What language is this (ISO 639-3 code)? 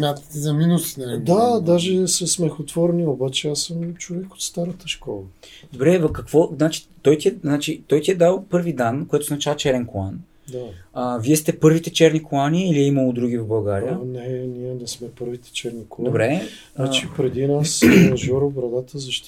bul